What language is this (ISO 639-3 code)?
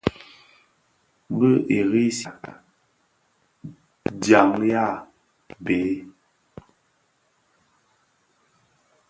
ksf